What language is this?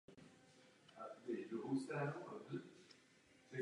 Czech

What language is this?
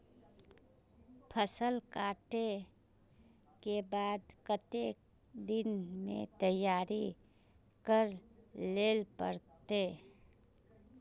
Magahi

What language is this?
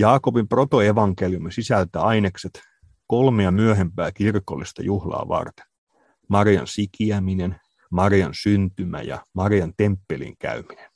Finnish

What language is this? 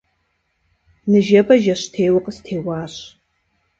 Kabardian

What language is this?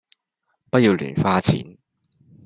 Cantonese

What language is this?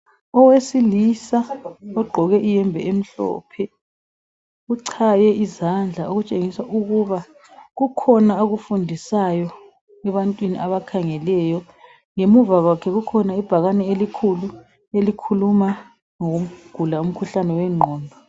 North Ndebele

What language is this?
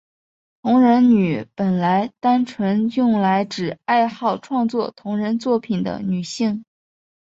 Chinese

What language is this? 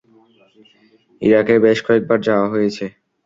Bangla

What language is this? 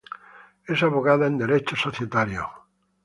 Spanish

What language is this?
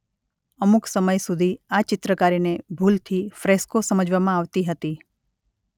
Gujarati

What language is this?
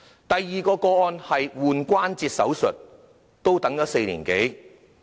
Cantonese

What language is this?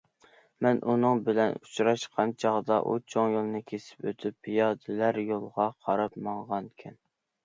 Uyghur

